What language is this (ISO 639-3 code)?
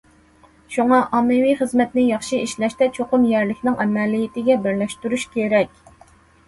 uig